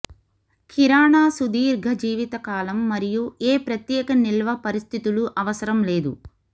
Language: Telugu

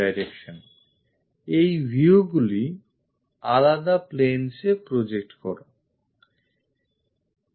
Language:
Bangla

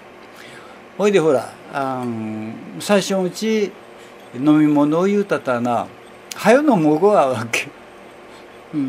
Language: Japanese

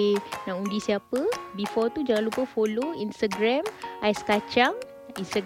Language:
Malay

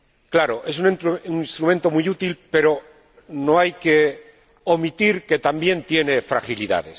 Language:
Spanish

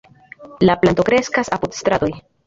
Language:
Esperanto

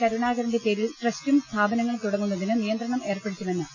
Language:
Malayalam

